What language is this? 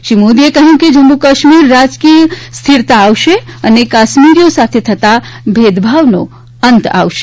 Gujarati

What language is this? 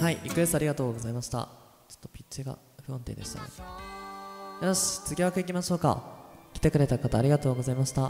Japanese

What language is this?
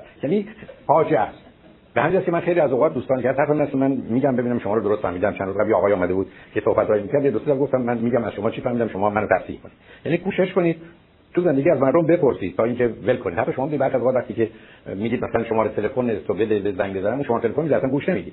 Persian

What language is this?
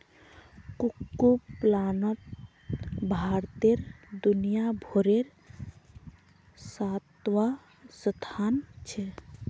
Magahi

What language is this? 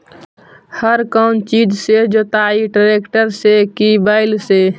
Magahi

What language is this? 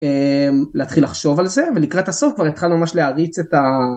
Hebrew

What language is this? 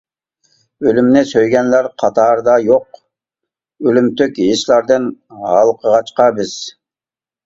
Uyghur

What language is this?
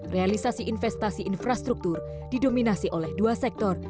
Indonesian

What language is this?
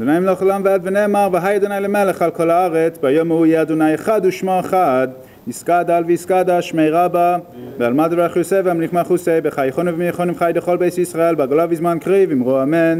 Hebrew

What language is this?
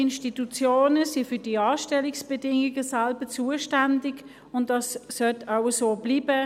Swiss German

